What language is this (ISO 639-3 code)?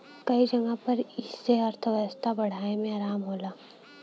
bho